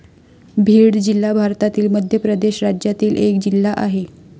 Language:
Marathi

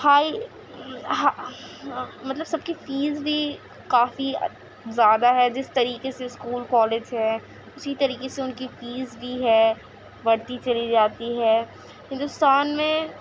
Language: Urdu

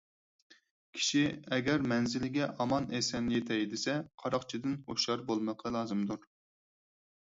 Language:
Uyghur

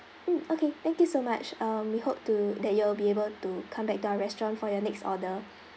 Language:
English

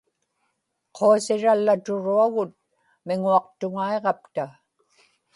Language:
Inupiaq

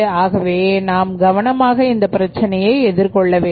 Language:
Tamil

